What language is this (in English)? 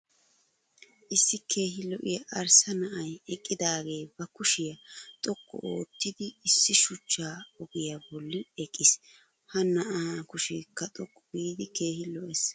Wolaytta